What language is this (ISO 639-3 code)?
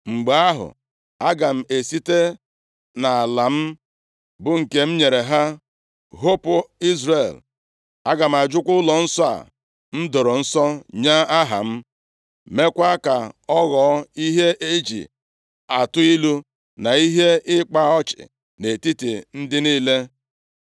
ibo